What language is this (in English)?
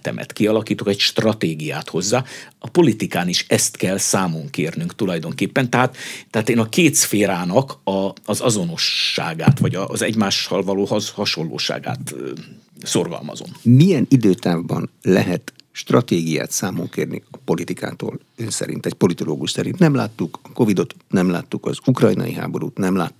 Hungarian